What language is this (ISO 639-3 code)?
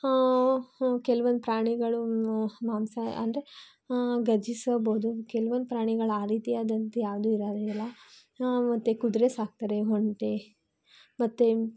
kan